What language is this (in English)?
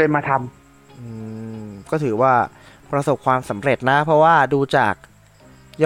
Thai